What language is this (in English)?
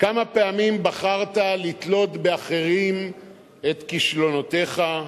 Hebrew